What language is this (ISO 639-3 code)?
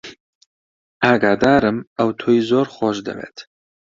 ckb